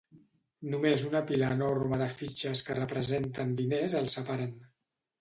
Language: Catalan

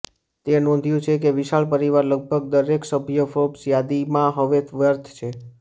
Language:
Gujarati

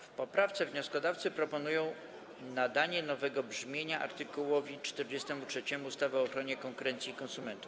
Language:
Polish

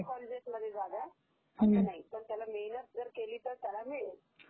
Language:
Marathi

